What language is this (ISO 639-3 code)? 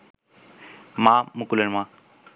ben